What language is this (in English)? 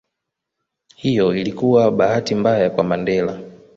Swahili